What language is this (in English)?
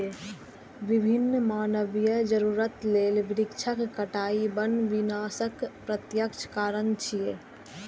Maithili